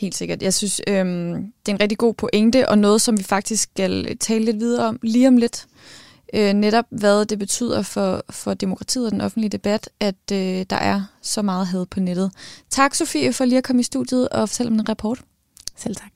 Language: Danish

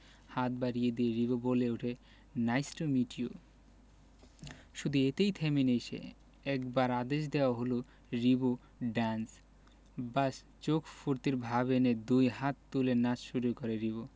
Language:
Bangla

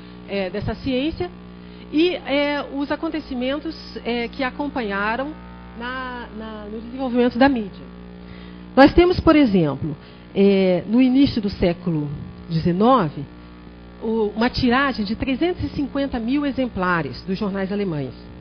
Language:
Portuguese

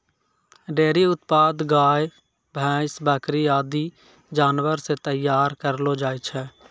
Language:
Maithili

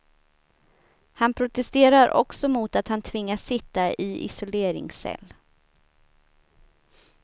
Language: Swedish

